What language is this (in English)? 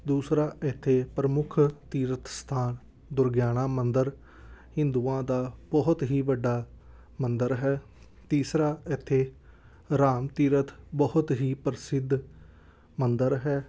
Punjabi